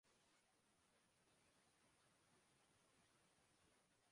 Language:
Urdu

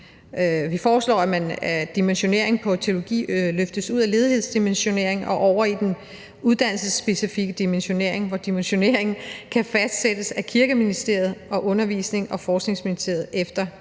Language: Danish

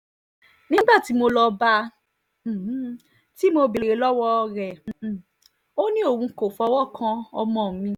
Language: Yoruba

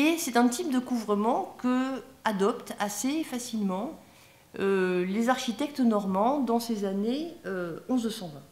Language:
French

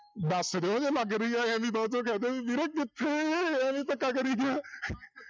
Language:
Punjabi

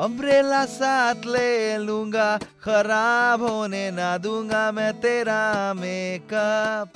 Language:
Hindi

